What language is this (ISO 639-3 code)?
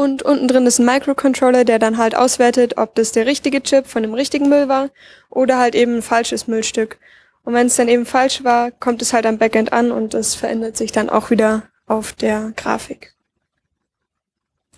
deu